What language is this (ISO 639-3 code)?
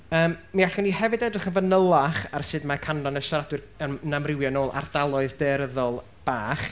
cym